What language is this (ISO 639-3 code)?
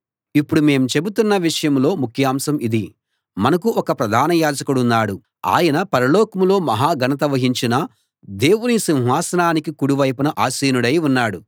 tel